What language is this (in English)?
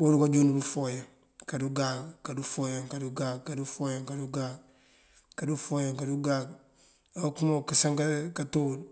Mandjak